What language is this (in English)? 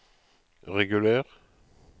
Norwegian